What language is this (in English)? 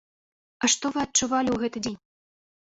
Belarusian